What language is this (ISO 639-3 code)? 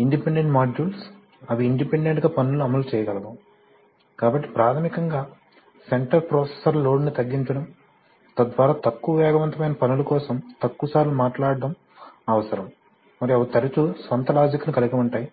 tel